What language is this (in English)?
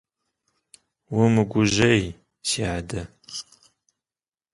Kabardian